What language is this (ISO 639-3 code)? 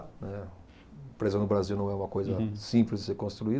por